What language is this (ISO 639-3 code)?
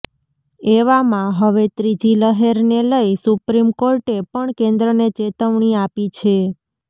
guj